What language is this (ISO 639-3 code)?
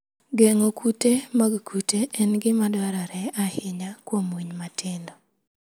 luo